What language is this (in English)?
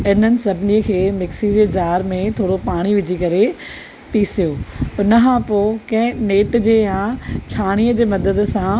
Sindhi